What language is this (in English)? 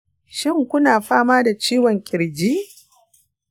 Hausa